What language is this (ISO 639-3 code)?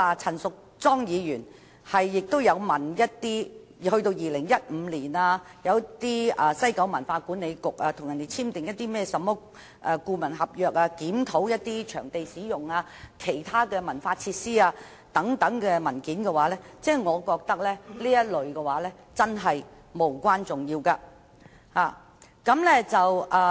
yue